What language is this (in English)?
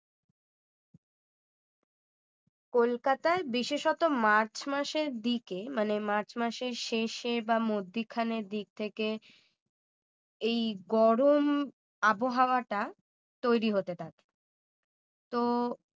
Bangla